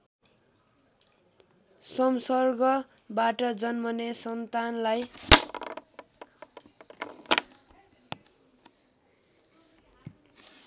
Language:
Nepali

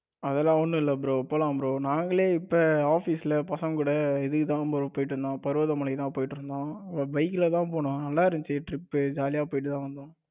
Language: Tamil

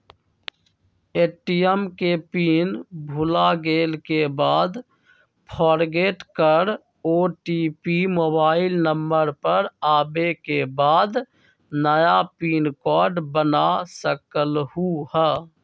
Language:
Magahi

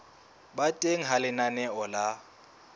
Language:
Southern Sotho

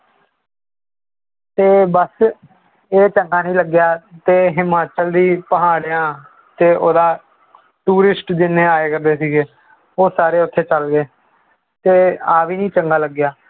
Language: Punjabi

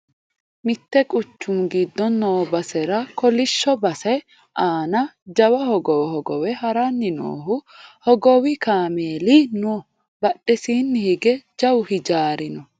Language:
Sidamo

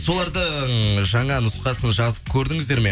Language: Kazakh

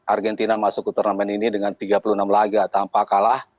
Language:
Indonesian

